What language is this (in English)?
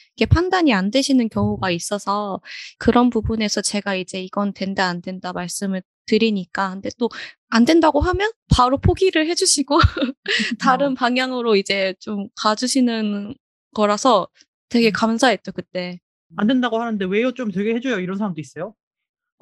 Korean